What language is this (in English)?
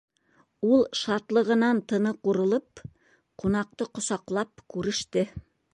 Bashkir